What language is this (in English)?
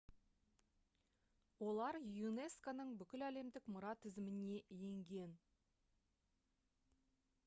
Kazakh